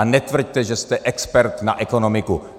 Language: Czech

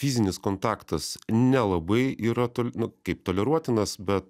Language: Lithuanian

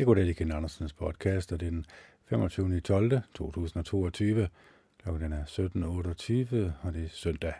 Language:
Danish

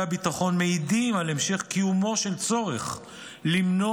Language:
Hebrew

